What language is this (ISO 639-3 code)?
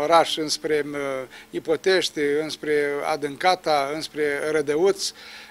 ron